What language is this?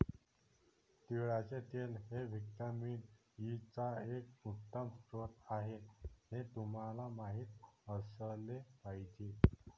Marathi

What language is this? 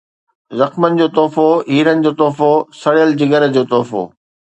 Sindhi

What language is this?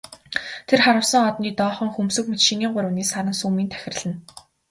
Mongolian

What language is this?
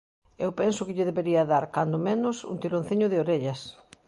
Galician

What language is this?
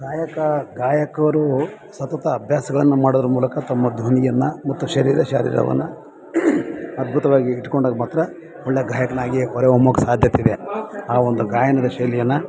Kannada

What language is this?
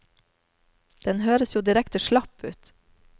Norwegian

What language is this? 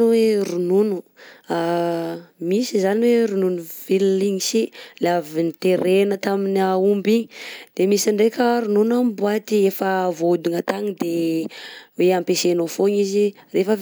Southern Betsimisaraka Malagasy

